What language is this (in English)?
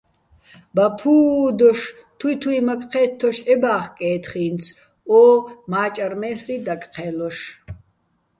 Bats